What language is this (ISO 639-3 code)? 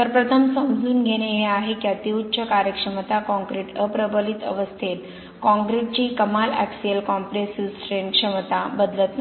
mar